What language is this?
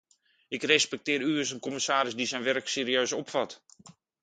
Dutch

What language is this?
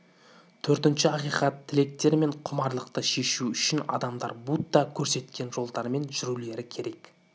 Kazakh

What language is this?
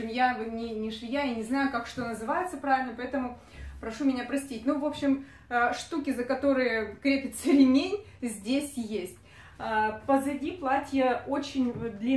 Russian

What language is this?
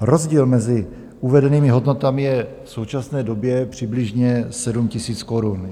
Czech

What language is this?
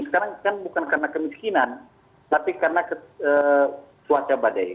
Indonesian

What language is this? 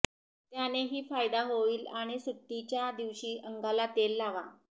Marathi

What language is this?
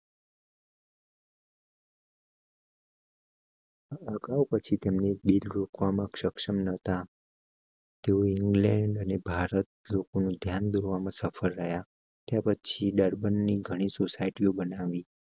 Gujarati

